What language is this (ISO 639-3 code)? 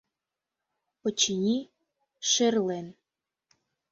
chm